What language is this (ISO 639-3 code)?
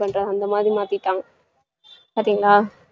tam